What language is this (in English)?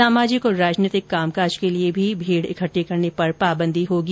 Hindi